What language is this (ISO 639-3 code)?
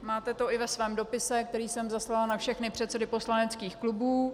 ces